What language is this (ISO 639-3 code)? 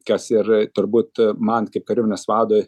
lit